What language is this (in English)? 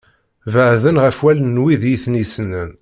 Kabyle